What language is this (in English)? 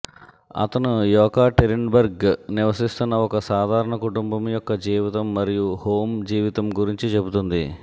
Telugu